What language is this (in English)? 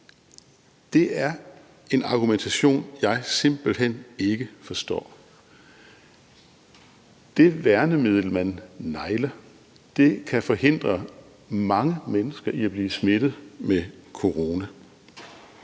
Danish